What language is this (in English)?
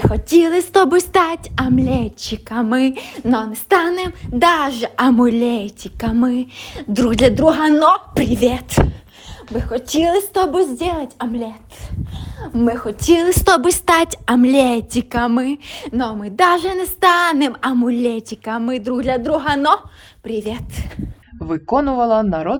Ukrainian